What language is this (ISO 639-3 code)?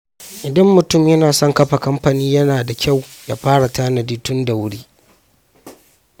hau